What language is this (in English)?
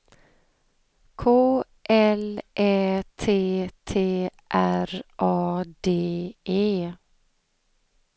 Swedish